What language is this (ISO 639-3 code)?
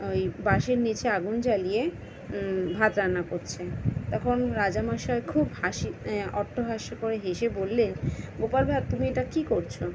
ben